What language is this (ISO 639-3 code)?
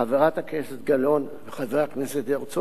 heb